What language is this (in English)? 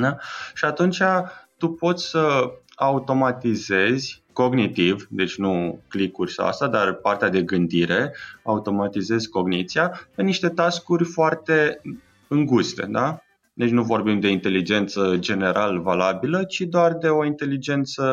Romanian